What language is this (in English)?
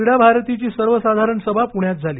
Marathi